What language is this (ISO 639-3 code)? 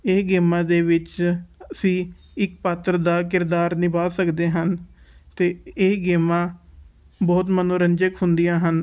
pan